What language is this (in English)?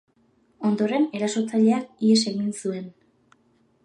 Basque